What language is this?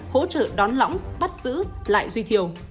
Vietnamese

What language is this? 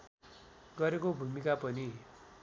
Nepali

